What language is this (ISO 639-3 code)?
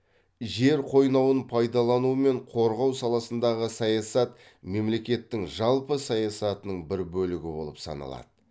kaz